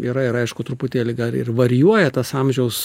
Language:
Lithuanian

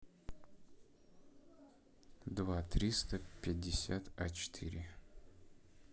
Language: Russian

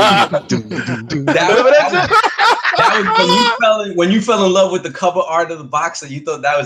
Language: English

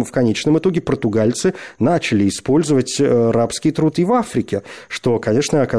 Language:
Russian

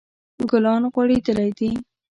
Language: Pashto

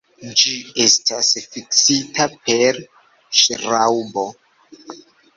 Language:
Esperanto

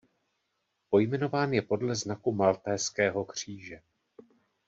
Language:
Czech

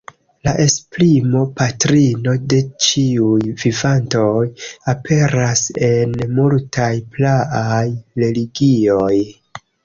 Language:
Esperanto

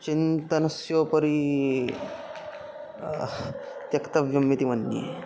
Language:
Sanskrit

